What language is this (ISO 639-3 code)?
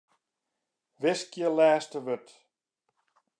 fry